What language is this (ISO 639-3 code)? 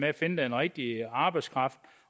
dan